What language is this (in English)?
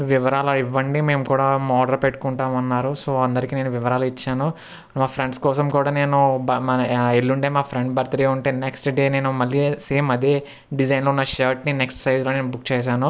Telugu